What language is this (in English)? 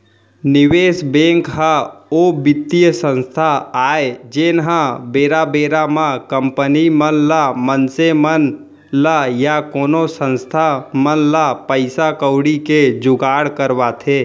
Chhattisgarhi